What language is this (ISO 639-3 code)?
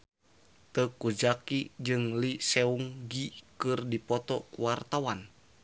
sun